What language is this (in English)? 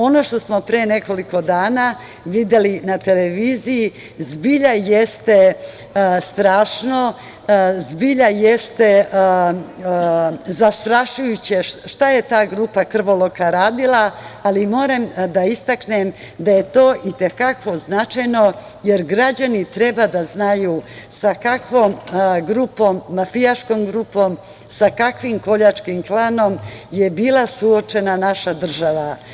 Serbian